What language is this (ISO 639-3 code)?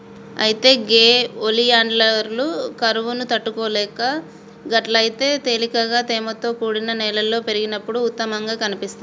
tel